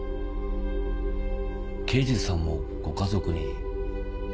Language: Japanese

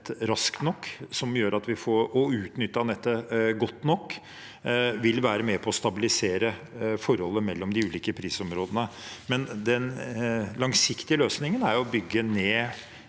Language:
Norwegian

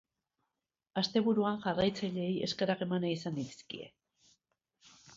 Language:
Basque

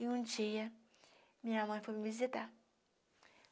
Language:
Portuguese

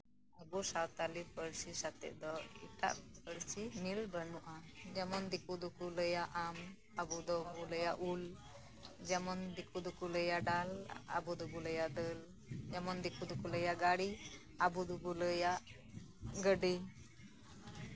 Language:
Santali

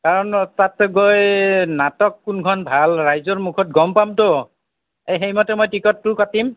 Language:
Assamese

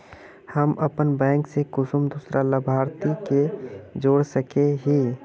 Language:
Magahi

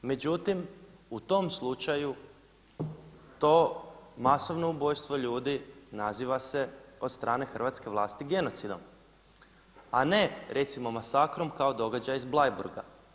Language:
Croatian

